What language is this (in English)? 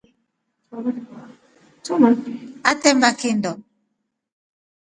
Rombo